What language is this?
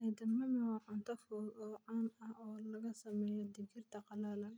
Somali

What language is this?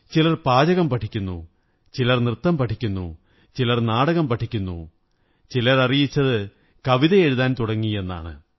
Malayalam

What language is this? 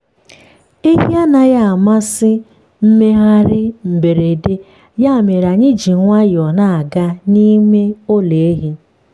Igbo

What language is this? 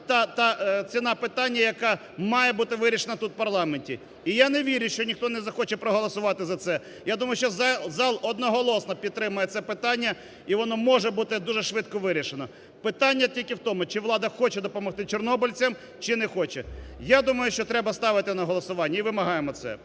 Ukrainian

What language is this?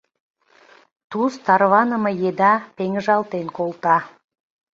Mari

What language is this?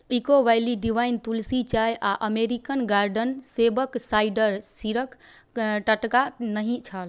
Maithili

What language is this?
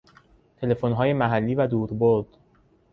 Persian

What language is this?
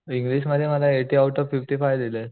Marathi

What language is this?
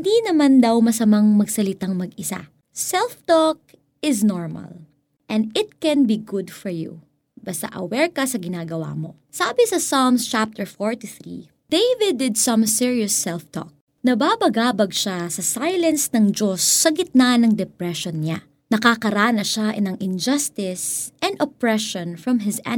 Filipino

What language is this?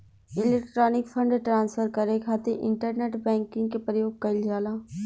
Bhojpuri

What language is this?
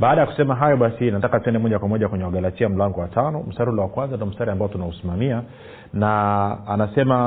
Swahili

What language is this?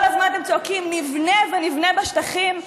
Hebrew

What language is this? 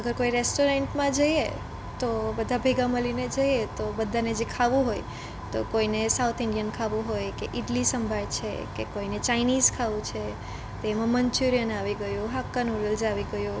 Gujarati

